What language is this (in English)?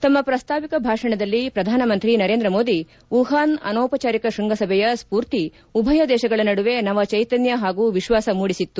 Kannada